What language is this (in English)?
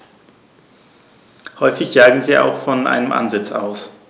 German